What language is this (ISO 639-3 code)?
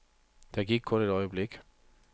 dan